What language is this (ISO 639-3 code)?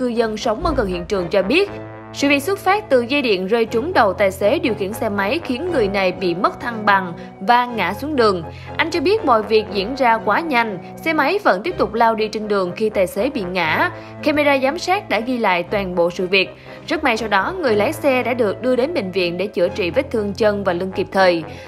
vie